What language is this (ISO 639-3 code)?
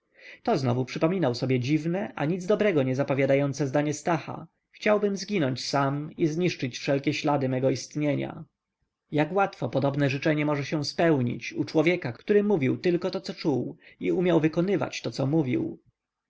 pol